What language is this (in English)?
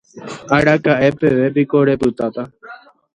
Guarani